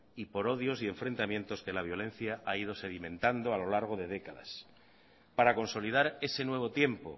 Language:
Spanish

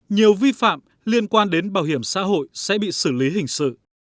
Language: Vietnamese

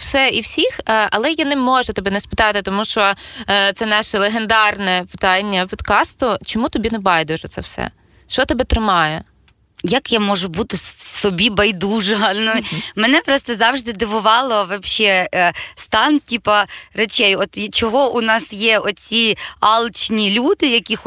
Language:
Ukrainian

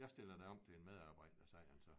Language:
Danish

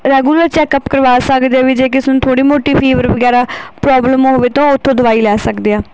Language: Punjabi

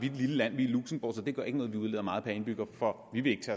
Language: Danish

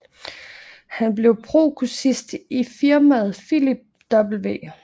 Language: Danish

